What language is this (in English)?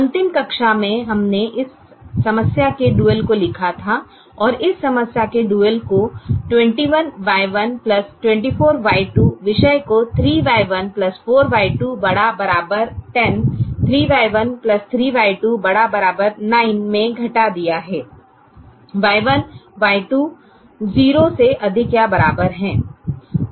Hindi